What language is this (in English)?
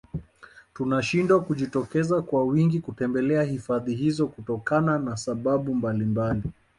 Swahili